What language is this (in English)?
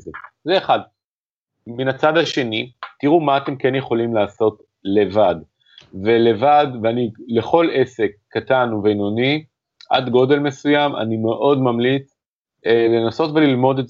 Hebrew